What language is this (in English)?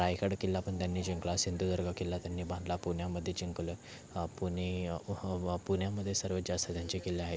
Marathi